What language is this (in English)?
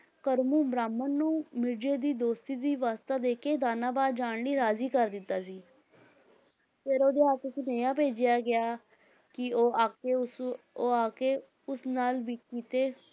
Punjabi